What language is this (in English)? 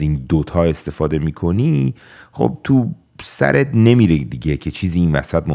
Persian